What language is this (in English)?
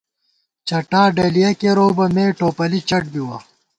Gawar-Bati